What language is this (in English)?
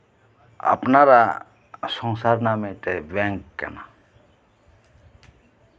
Santali